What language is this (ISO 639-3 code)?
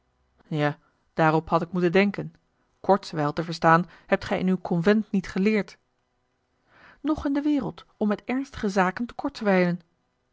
nld